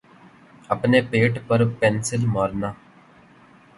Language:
Urdu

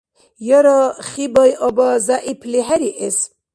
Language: Dargwa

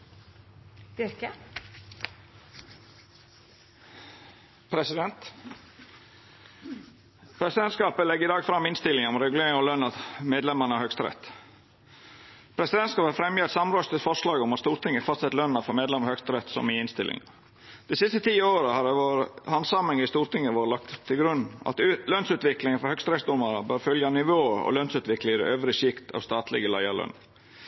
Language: Norwegian Nynorsk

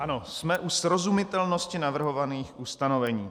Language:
Czech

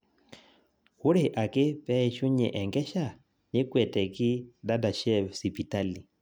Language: Masai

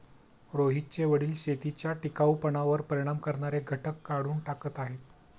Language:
Marathi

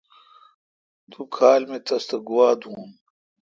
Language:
Kalkoti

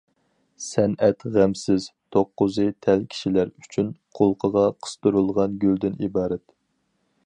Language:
Uyghur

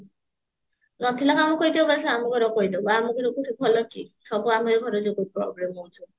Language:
Odia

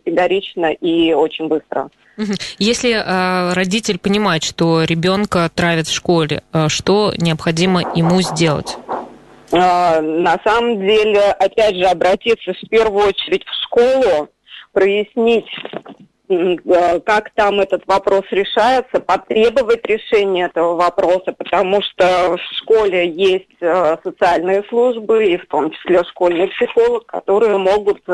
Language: Russian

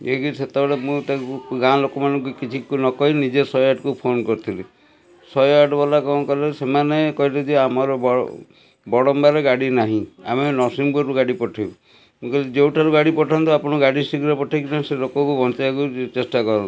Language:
Odia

